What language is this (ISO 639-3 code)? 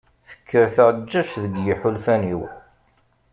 kab